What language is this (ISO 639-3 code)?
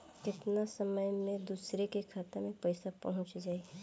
bho